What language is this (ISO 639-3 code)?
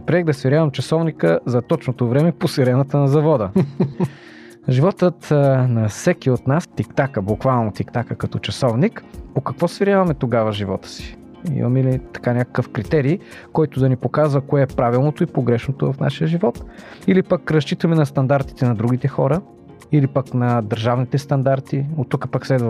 bul